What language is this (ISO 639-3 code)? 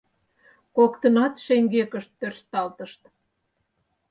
chm